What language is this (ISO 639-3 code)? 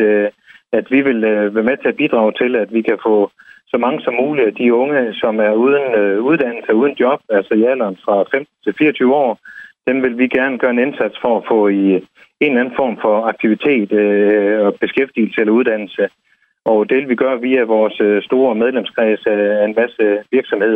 dan